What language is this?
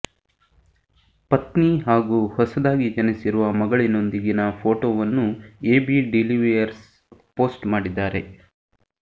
Kannada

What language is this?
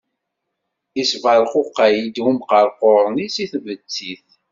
Kabyle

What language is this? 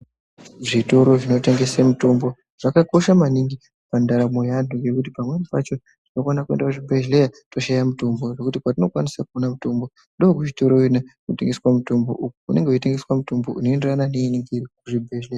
Ndau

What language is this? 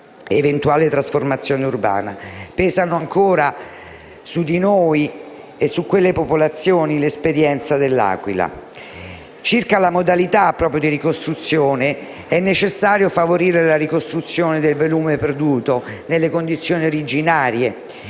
Italian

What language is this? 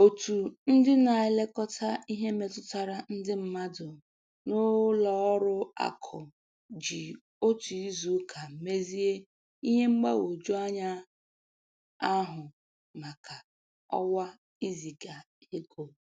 Igbo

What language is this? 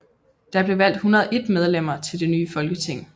Danish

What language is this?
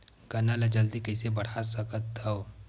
Chhattisgarhi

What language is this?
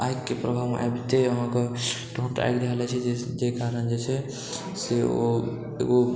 Maithili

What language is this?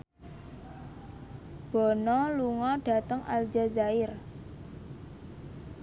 Javanese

